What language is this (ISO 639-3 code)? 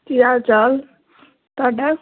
pan